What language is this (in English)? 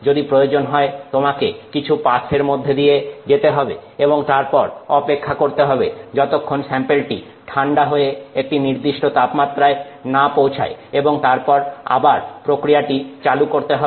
Bangla